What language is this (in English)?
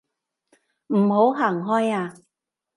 Cantonese